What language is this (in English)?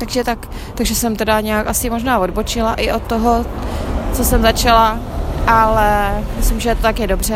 Czech